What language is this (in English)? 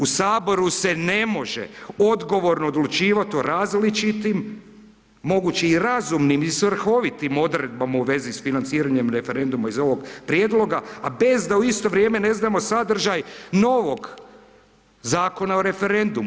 Croatian